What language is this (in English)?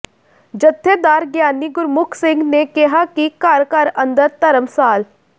Punjabi